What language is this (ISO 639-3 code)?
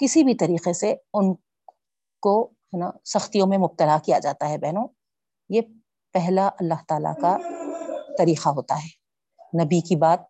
urd